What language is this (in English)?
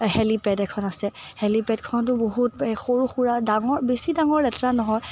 Assamese